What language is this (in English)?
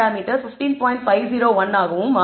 Tamil